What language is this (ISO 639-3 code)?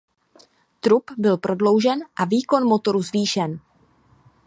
ces